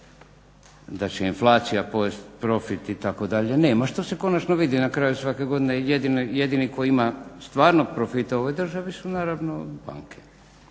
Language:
Croatian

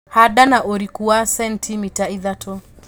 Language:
Kikuyu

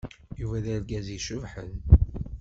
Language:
Kabyle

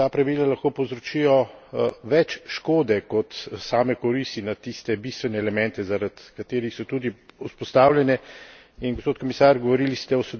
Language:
Slovenian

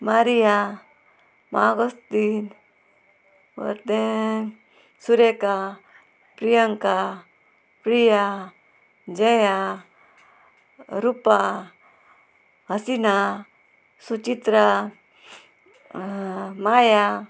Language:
Konkani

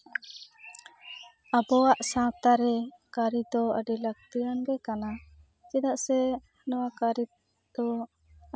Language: Santali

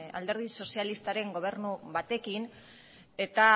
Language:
Basque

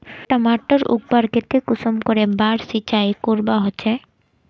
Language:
Magahi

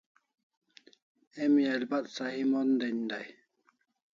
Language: Kalasha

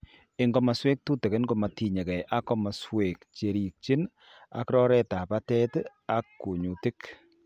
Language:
Kalenjin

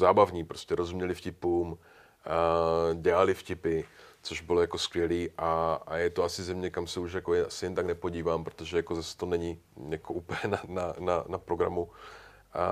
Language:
Czech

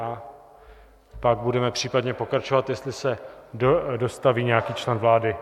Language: Czech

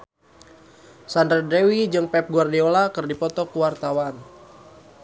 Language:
Sundanese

